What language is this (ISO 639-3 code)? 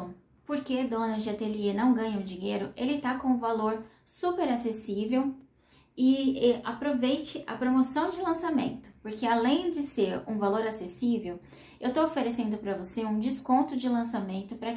por